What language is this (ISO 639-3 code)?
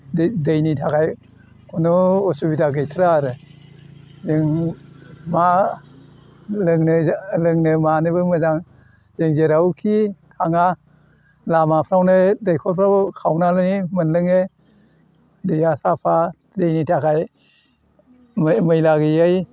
brx